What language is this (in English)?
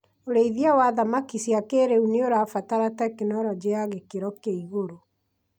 Kikuyu